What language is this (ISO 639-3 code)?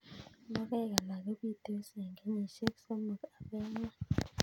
kln